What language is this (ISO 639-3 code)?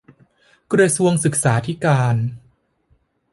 tha